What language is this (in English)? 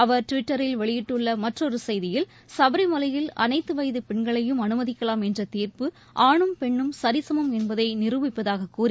Tamil